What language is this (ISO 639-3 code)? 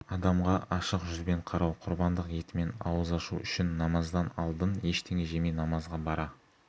kaz